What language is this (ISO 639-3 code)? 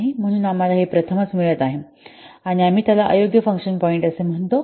mar